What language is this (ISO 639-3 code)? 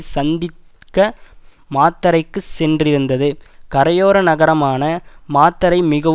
tam